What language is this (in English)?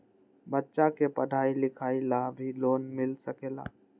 Magahi